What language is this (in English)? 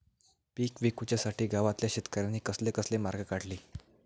Marathi